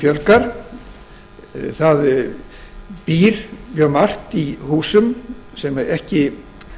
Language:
Icelandic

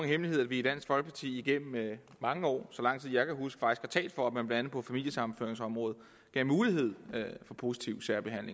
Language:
Danish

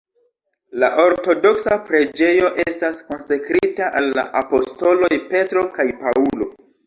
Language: Esperanto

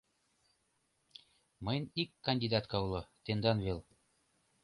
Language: Mari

